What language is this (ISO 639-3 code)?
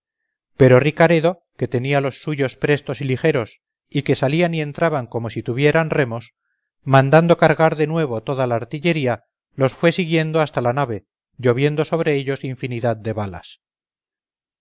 spa